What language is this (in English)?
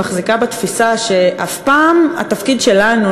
Hebrew